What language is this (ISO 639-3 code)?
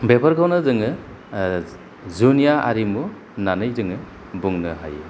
brx